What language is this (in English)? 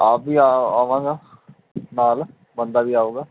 Punjabi